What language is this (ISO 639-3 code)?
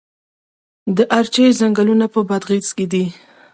pus